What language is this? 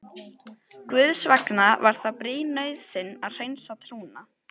Icelandic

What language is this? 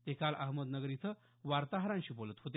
Marathi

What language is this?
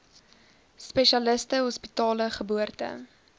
Afrikaans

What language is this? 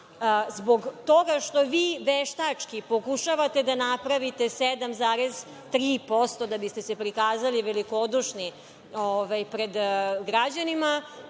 Serbian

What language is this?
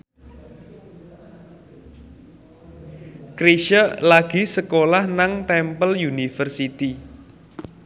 Javanese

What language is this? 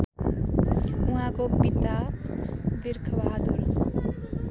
Nepali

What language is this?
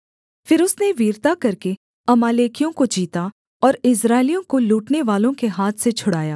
Hindi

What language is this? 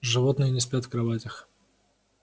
Russian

